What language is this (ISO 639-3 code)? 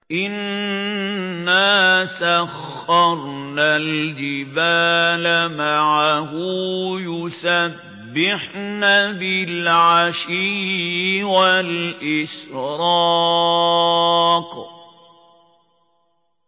ara